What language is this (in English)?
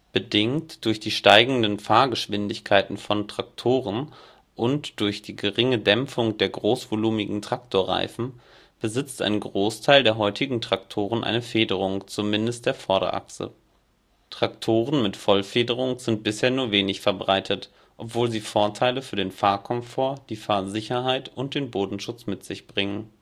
German